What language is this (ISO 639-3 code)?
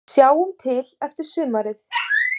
isl